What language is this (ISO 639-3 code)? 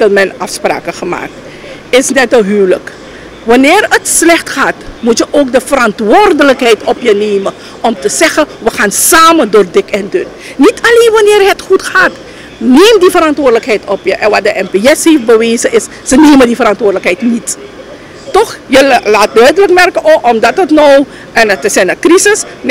nld